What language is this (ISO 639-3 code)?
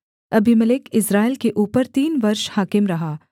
hin